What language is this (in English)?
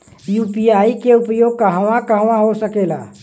Bhojpuri